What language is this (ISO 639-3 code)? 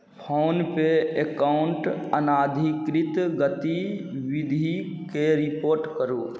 mai